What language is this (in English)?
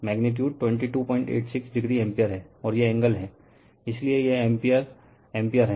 Hindi